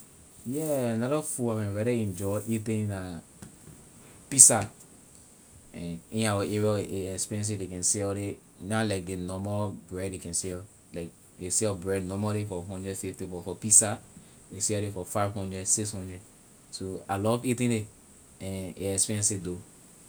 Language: Liberian English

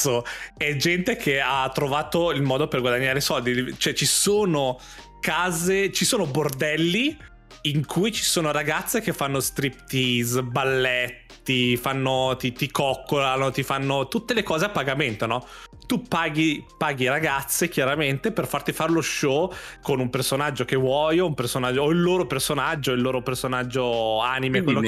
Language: Italian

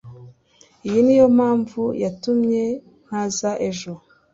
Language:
Kinyarwanda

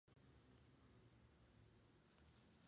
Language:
Spanish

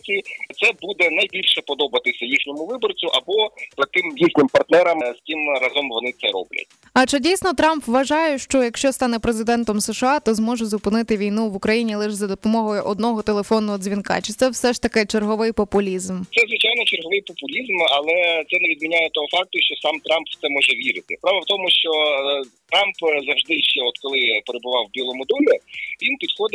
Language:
Ukrainian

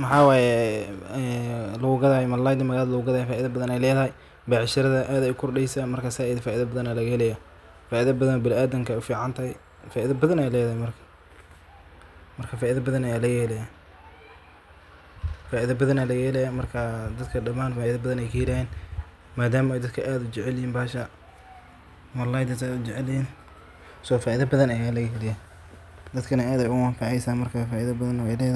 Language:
Somali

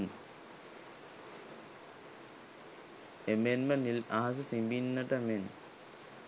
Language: Sinhala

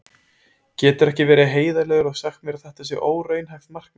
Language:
Icelandic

